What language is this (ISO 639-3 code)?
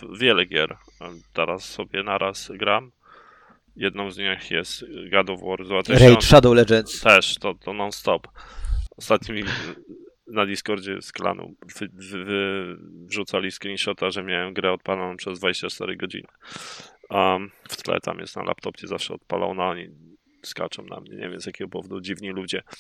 pol